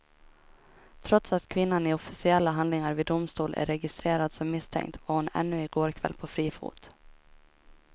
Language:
Swedish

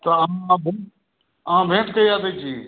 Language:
Maithili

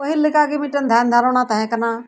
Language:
Santali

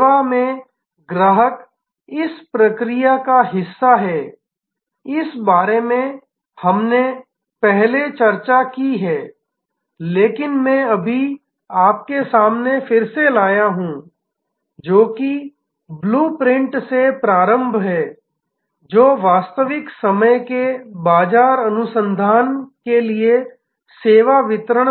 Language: Hindi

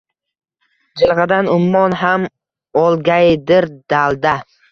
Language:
Uzbek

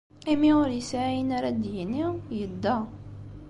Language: Kabyle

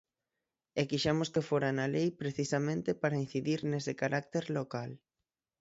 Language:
Galician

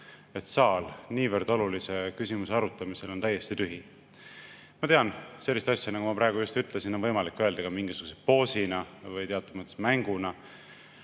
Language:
Estonian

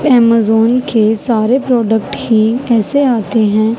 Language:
Urdu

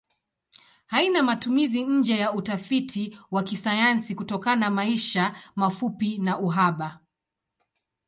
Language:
Swahili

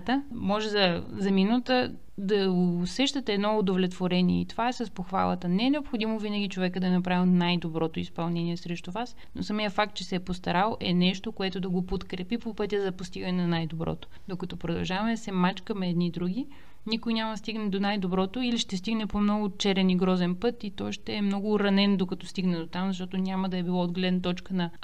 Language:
Bulgarian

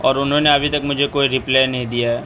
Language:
Urdu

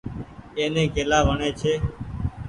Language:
Goaria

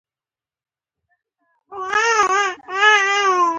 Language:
Pashto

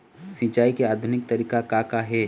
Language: Chhattisgarhi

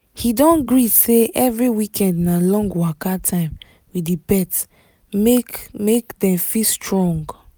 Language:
Nigerian Pidgin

